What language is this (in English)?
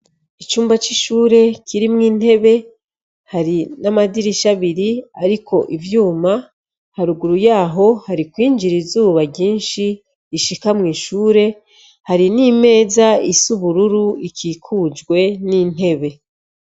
Rundi